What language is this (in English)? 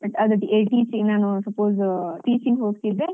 Kannada